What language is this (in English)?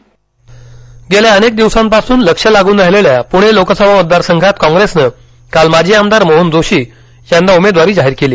Marathi